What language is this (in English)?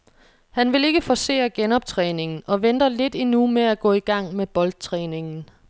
Danish